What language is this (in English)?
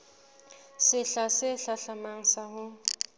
Southern Sotho